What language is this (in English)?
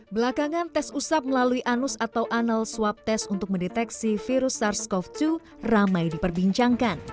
Indonesian